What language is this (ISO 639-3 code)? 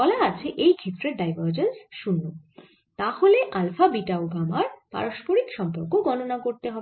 ben